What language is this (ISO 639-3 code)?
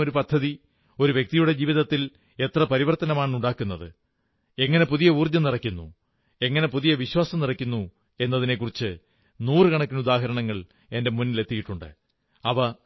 mal